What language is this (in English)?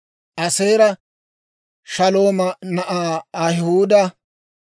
Dawro